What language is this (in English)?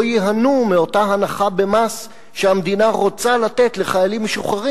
Hebrew